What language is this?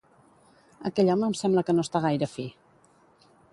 Catalan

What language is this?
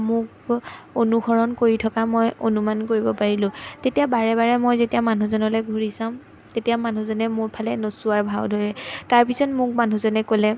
Assamese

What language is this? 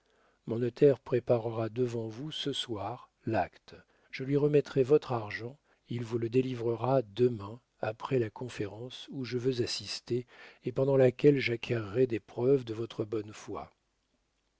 French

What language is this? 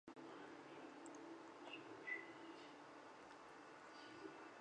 Chinese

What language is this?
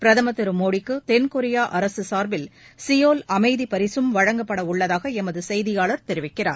Tamil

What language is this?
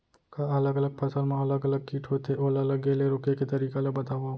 Chhattisgarhi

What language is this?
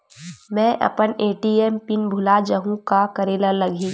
Chhattisgarhi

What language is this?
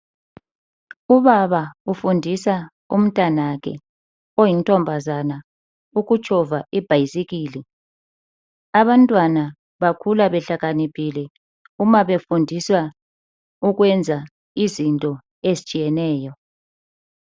North Ndebele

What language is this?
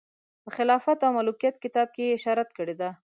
Pashto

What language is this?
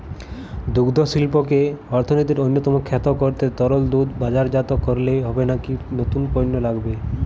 Bangla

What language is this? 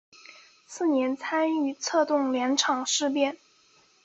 Chinese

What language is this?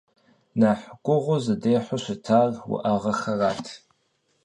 Kabardian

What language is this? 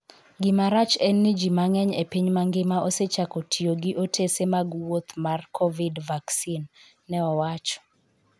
Luo (Kenya and Tanzania)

